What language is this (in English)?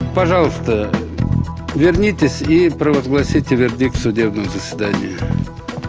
Russian